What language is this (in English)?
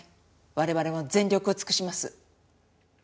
Japanese